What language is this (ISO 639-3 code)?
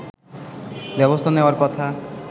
ben